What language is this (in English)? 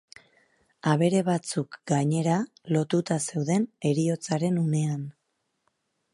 Basque